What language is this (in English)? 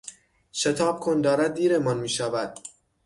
Persian